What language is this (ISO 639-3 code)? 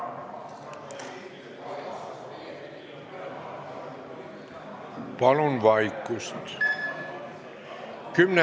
est